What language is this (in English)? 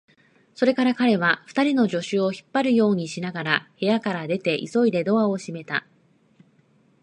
Japanese